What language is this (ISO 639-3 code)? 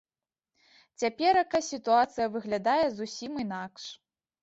bel